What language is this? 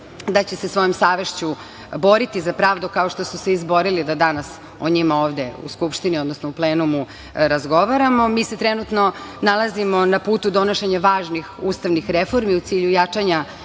Serbian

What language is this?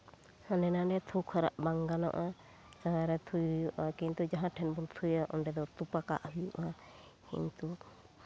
Santali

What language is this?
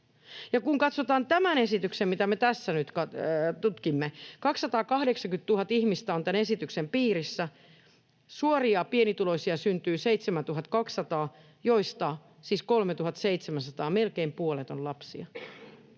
Finnish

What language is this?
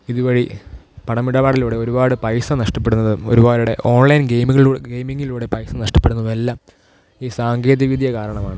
Malayalam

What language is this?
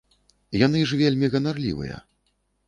Belarusian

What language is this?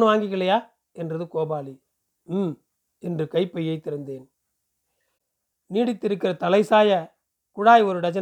Tamil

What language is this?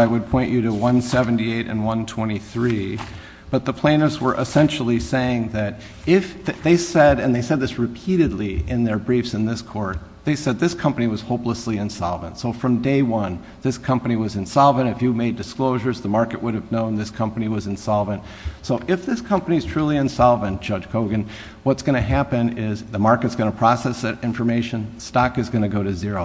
English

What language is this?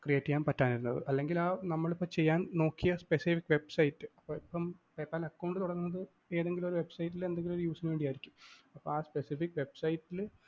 Malayalam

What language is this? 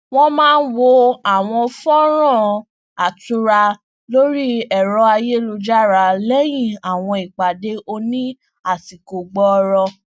Yoruba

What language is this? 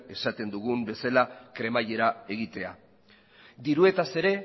Basque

